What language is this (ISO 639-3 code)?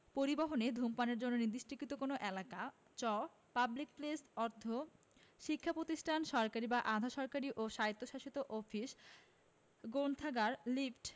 ben